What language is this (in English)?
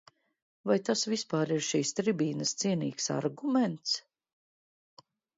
Latvian